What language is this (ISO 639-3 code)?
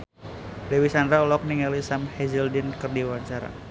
sun